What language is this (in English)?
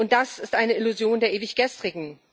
German